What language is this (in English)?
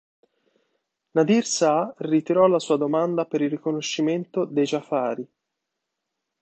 Italian